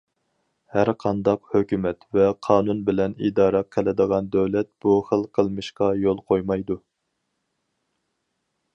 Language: Uyghur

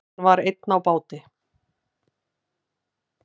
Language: Icelandic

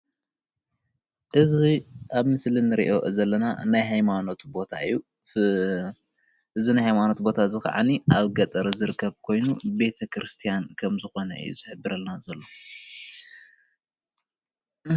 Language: Tigrinya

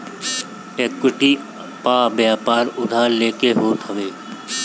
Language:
Bhojpuri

